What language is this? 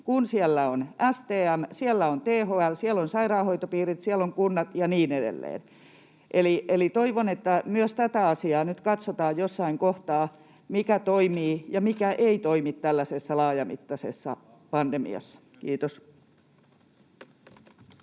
Finnish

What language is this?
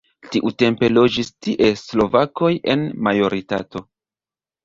Esperanto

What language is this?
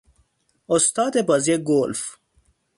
Persian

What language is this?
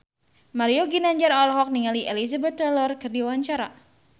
Sundanese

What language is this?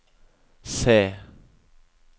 Norwegian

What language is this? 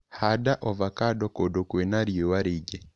Kikuyu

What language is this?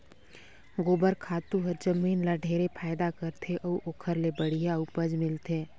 Chhattisgarhi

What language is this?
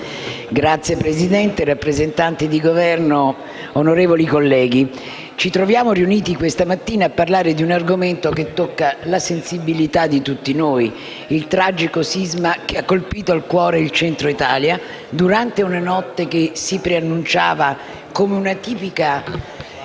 Italian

